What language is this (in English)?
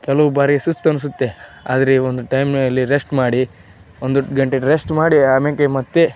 Kannada